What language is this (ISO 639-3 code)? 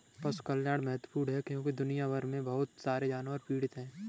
hin